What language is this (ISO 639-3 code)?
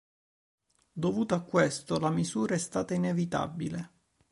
ita